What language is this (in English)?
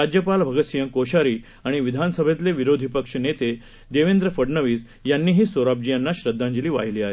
Marathi